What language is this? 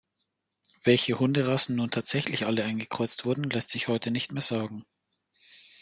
German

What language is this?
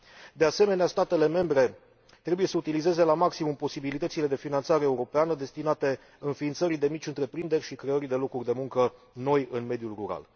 Romanian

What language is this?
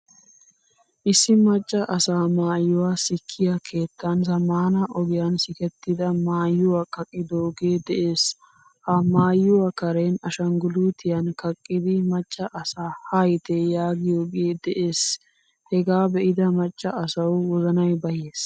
Wolaytta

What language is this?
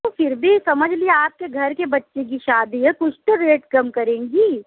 Urdu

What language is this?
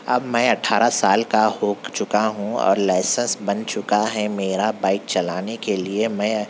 Urdu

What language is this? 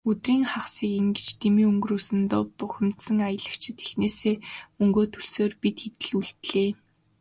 Mongolian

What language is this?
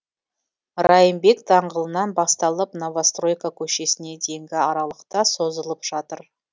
Kazakh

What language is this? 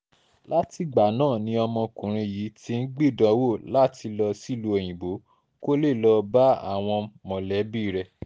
Yoruba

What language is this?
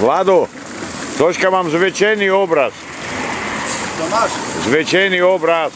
Slovak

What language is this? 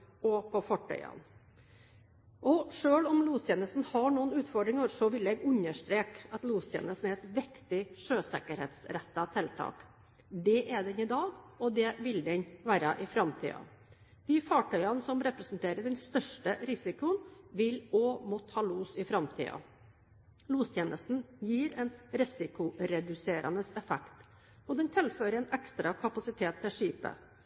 Norwegian Bokmål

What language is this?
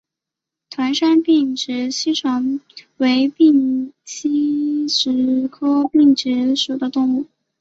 Chinese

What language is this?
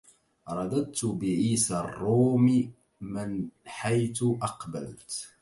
Arabic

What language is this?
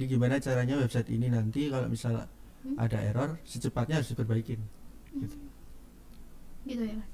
Indonesian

